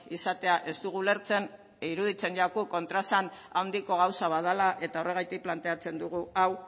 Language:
Basque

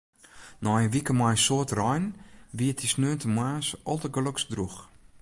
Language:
Western Frisian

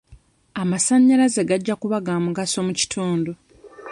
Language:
Ganda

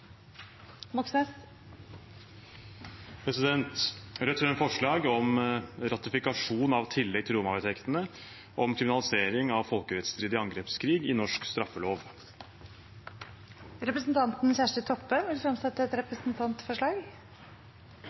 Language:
Norwegian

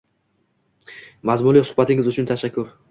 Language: Uzbek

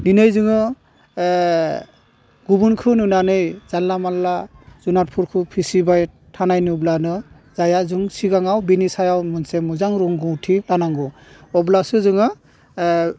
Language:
Bodo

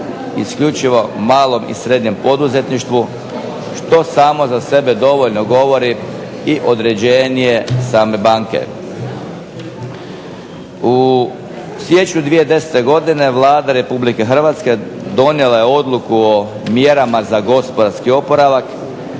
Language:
Croatian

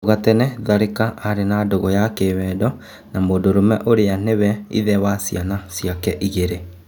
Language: Kikuyu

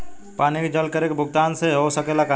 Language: Bhojpuri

